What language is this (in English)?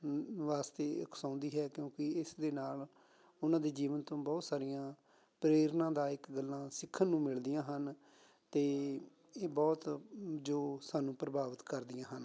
Punjabi